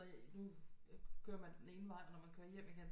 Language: Danish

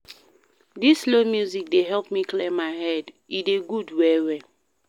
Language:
Nigerian Pidgin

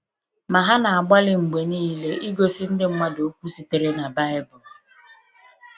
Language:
Igbo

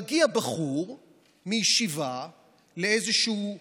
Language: Hebrew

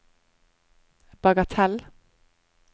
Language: Norwegian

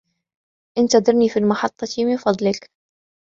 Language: Arabic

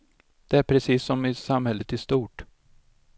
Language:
Swedish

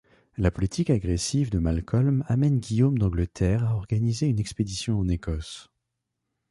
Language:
French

